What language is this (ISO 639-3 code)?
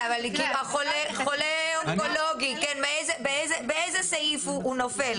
heb